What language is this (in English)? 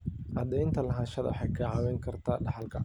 Somali